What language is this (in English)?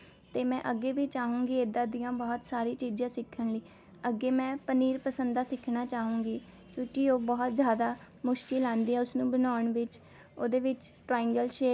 Punjabi